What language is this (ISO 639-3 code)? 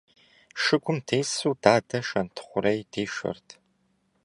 kbd